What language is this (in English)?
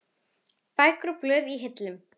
Icelandic